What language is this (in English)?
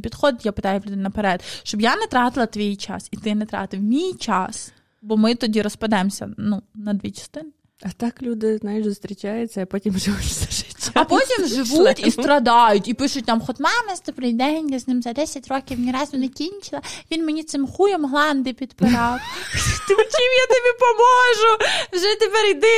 Ukrainian